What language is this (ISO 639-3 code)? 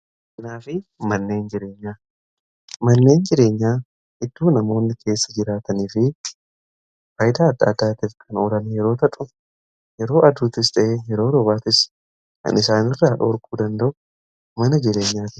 orm